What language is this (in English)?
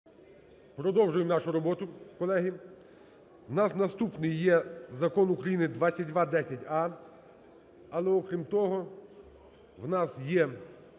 Ukrainian